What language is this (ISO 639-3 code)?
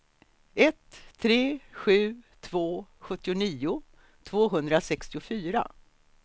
swe